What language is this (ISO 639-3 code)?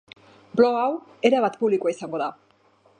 eus